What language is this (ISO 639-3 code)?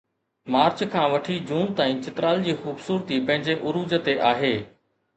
snd